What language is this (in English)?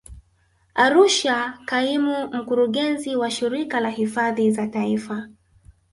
Swahili